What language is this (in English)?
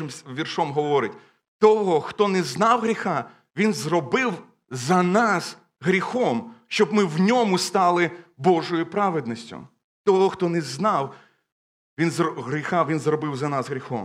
Ukrainian